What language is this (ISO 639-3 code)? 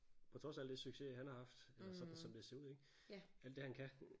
dan